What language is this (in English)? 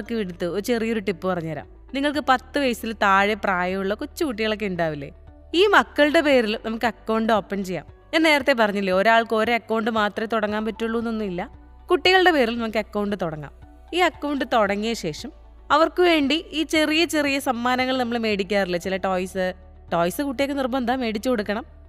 Malayalam